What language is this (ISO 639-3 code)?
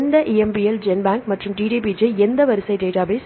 tam